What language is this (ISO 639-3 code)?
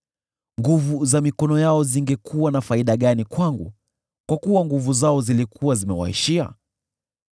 swa